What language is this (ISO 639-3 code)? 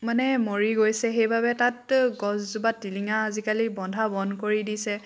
asm